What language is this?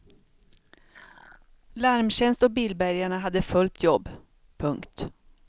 Swedish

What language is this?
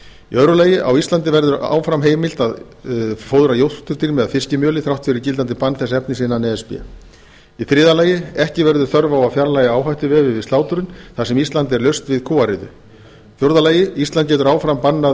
Icelandic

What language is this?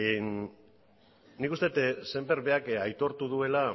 Basque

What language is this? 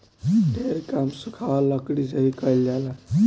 Bhojpuri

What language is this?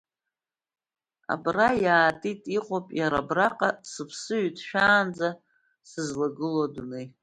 Abkhazian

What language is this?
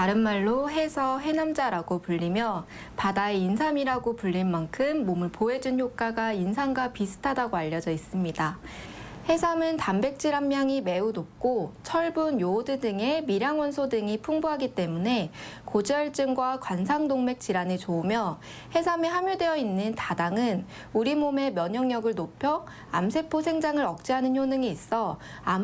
Korean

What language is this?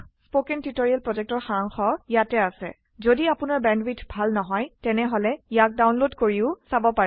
Assamese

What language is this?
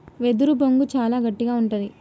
Telugu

